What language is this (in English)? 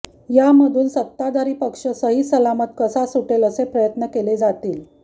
Marathi